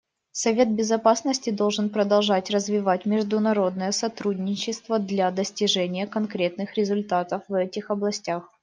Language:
Russian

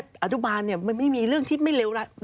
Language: Thai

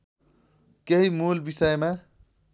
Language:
Nepali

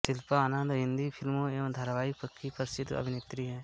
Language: Hindi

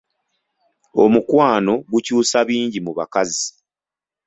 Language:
Ganda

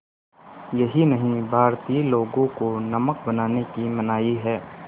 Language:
Hindi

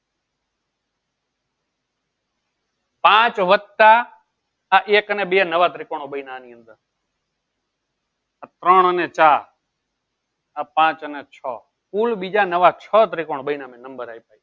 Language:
Gujarati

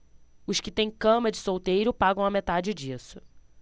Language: Portuguese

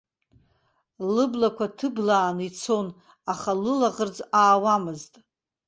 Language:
Abkhazian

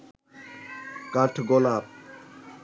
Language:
Bangla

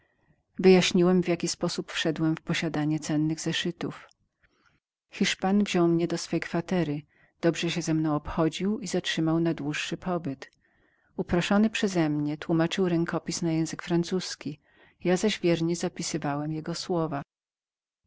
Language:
Polish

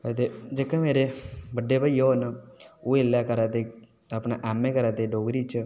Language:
Dogri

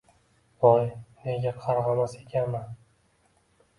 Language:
Uzbek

